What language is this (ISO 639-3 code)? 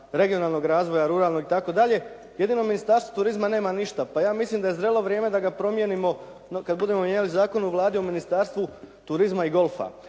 hrv